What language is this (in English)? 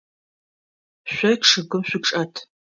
Adyghe